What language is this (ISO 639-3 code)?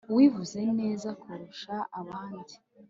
kin